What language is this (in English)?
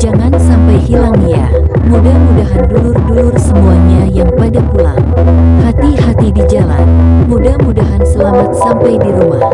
Indonesian